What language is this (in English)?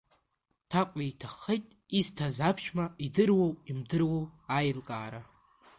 Abkhazian